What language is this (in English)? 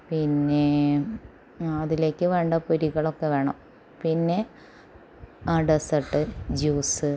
Malayalam